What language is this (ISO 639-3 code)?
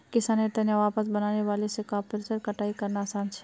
mag